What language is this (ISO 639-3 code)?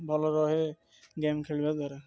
ori